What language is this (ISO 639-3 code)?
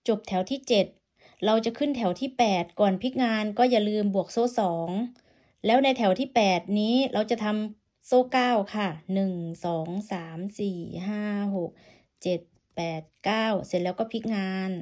tha